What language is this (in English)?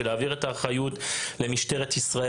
Hebrew